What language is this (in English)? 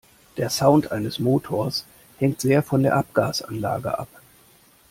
German